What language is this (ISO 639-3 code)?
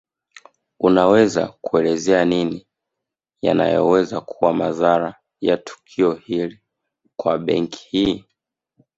swa